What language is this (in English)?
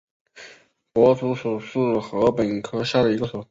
Chinese